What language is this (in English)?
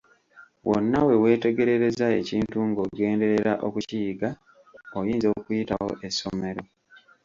Ganda